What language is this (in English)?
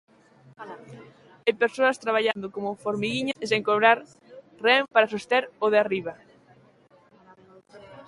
Galician